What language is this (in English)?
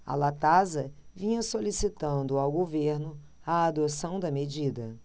Portuguese